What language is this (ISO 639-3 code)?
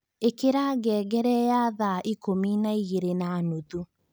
kik